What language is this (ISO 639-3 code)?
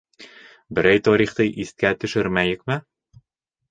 bak